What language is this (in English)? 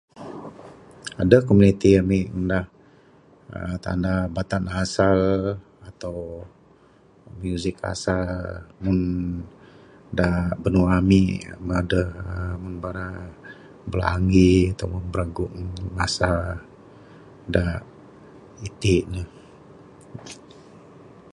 Bukar-Sadung Bidayuh